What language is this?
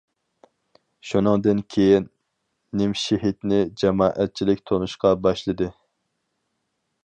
Uyghur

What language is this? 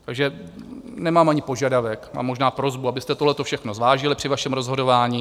Czech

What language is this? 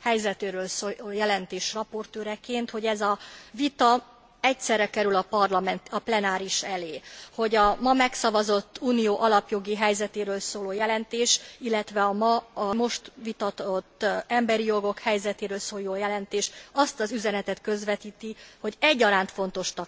Hungarian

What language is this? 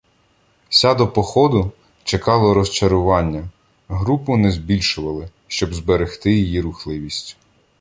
Ukrainian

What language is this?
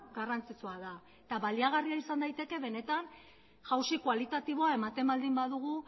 Basque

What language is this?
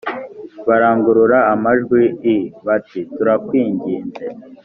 Kinyarwanda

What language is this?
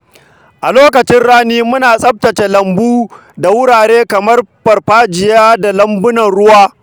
Hausa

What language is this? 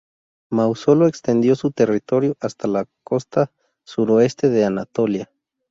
Spanish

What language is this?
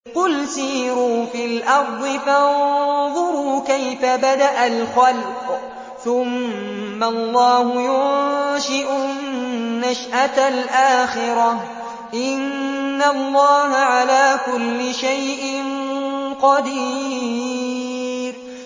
Arabic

